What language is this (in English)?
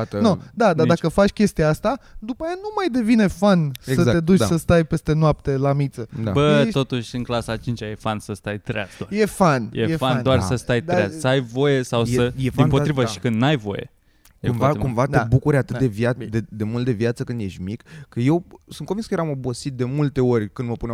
Romanian